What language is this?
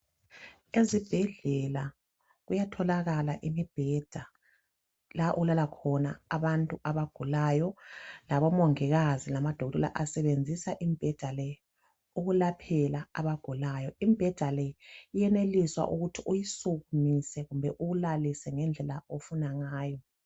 North Ndebele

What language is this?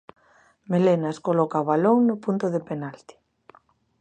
Galician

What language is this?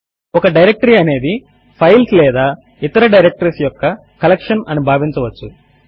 Telugu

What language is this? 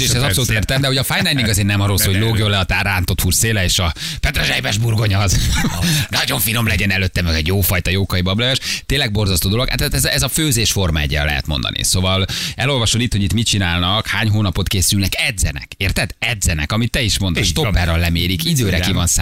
Hungarian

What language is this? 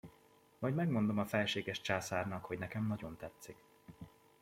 Hungarian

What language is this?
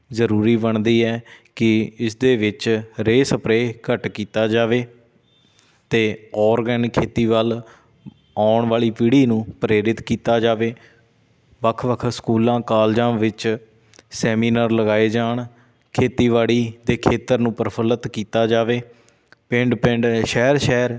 Punjabi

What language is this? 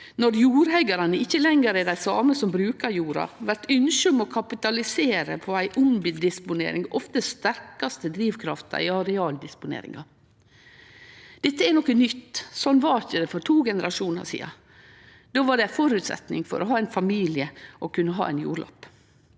Norwegian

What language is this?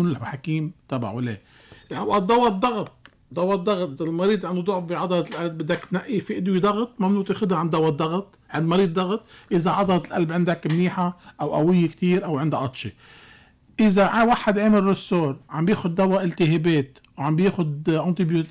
Arabic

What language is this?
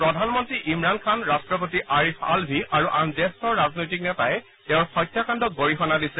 Assamese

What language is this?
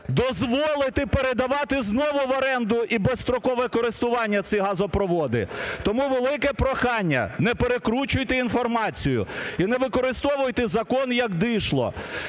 Ukrainian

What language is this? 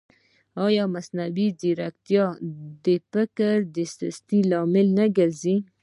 Pashto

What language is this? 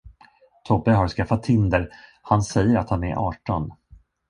Swedish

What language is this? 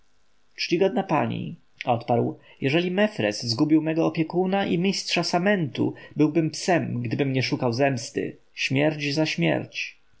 Polish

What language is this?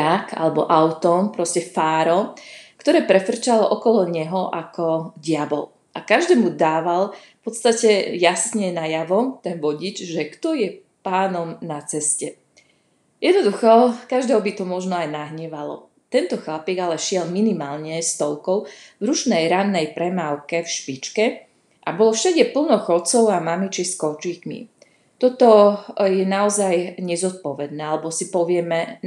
Slovak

